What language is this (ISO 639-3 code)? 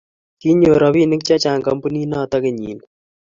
kln